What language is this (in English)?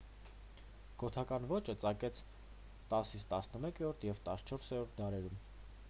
Armenian